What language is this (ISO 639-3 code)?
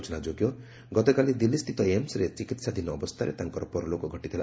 ori